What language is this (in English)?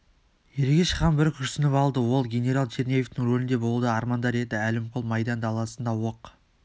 Kazakh